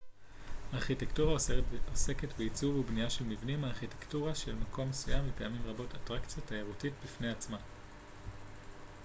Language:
Hebrew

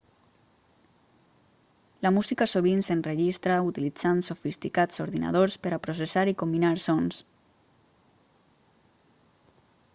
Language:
Catalan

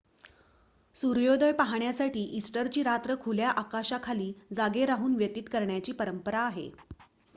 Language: Marathi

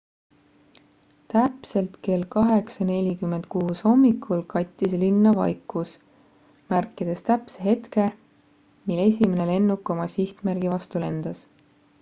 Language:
Estonian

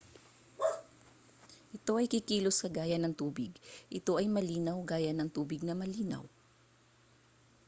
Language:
Filipino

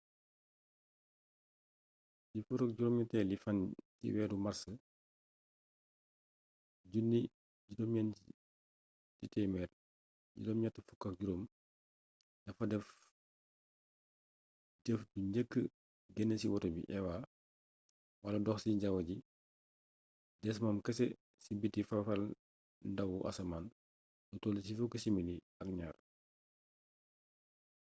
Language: Wolof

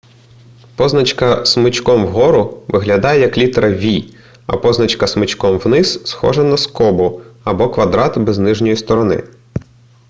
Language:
Ukrainian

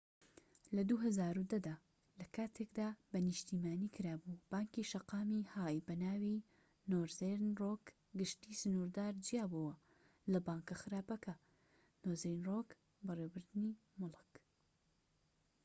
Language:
Central Kurdish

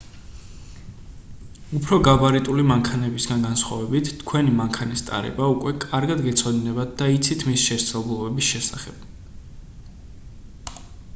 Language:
Georgian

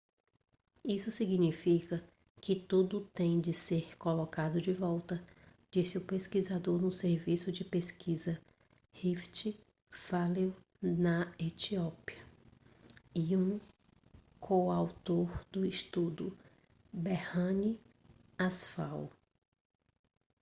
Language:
Portuguese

